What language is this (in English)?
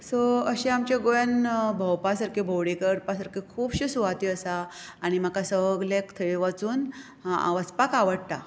Konkani